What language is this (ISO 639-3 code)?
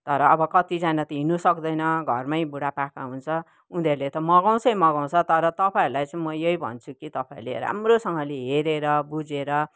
nep